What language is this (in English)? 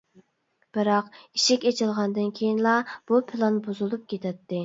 Uyghur